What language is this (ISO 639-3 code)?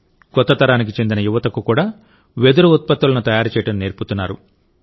tel